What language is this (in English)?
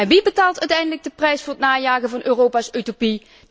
Dutch